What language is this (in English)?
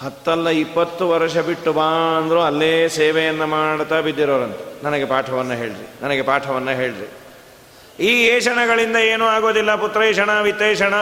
Kannada